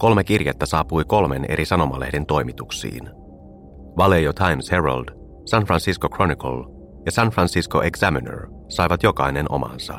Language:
Finnish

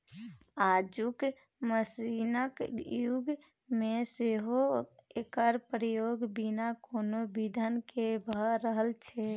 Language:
Maithili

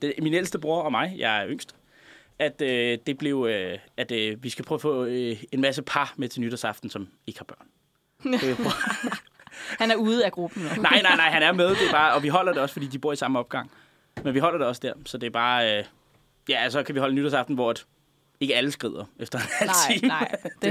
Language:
Danish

